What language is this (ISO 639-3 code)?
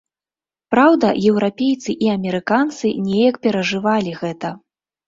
bel